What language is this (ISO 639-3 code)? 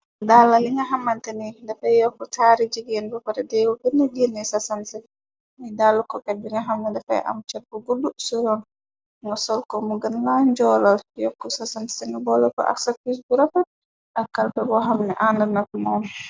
wol